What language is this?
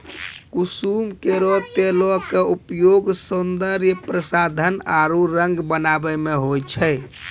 Maithili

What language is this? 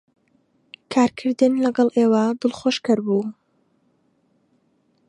Central Kurdish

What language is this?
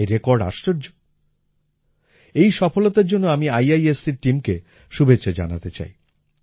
Bangla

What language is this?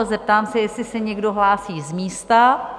Czech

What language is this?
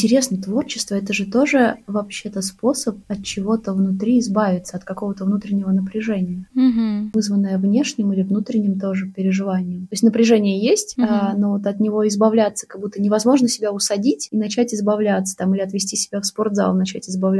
Russian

